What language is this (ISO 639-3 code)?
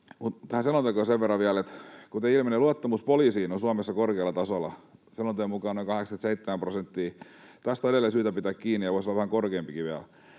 fin